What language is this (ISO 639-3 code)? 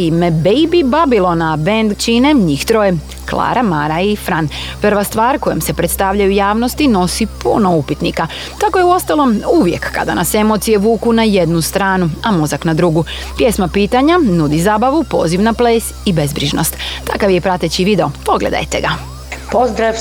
hrv